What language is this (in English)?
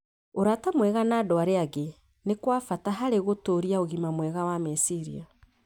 Kikuyu